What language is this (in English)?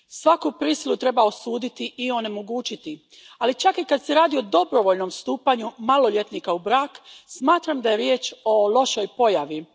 Croatian